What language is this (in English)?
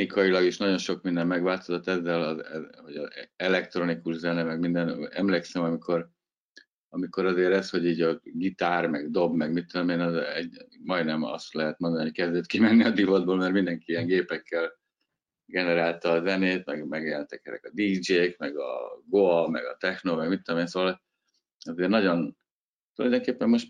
Hungarian